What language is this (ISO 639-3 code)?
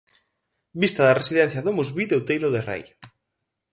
glg